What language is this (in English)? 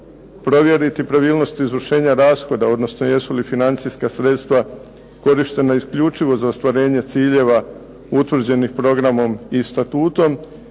Croatian